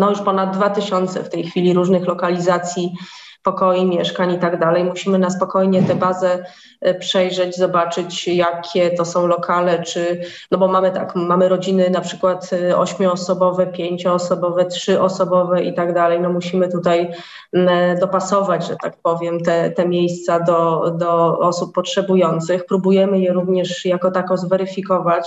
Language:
Polish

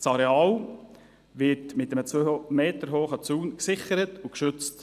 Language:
Swiss German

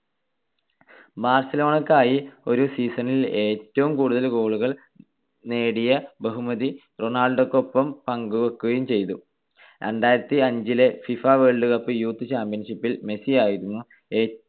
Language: Malayalam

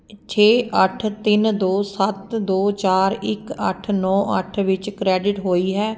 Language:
Punjabi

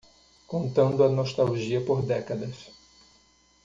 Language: Portuguese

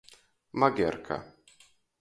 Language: Latgalian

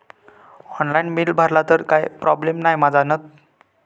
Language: Marathi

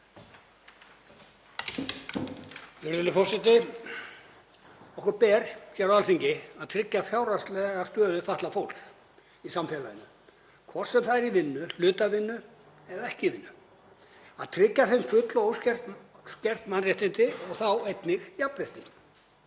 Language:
Icelandic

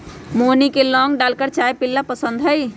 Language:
Magahi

